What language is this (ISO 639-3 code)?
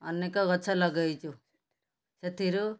ori